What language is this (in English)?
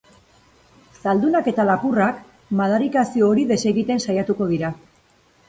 Basque